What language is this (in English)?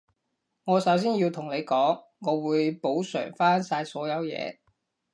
Cantonese